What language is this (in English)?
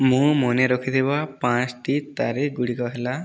Odia